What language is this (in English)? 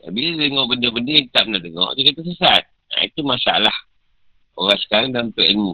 Malay